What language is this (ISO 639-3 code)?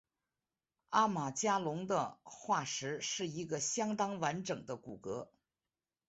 zho